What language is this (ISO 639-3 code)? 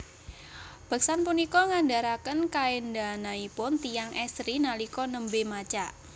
jav